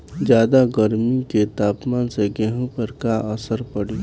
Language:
Bhojpuri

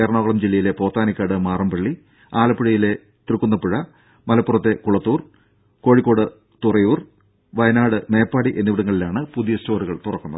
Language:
Malayalam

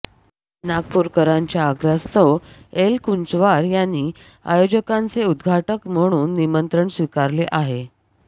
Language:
Marathi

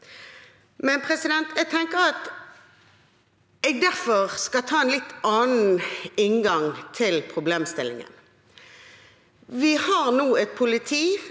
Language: Norwegian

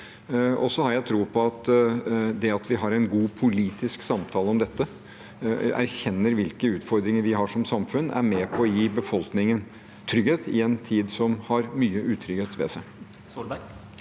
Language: Norwegian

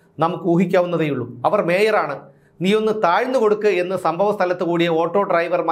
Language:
Malayalam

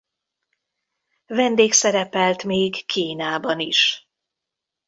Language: Hungarian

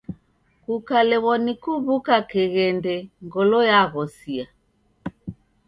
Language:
Taita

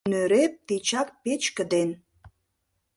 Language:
Mari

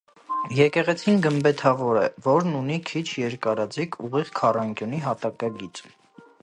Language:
Armenian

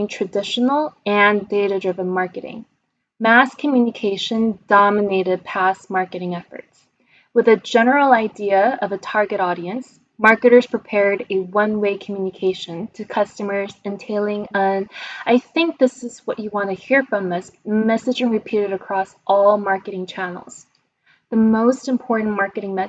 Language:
English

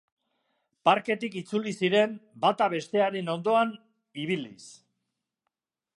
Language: Basque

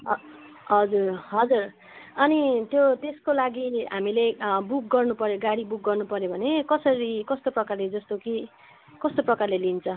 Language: Nepali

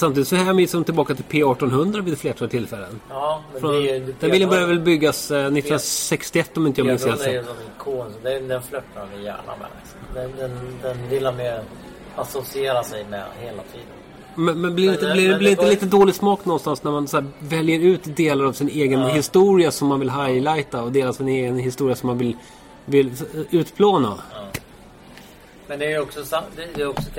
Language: Swedish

